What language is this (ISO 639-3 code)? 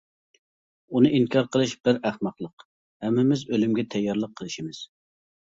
uig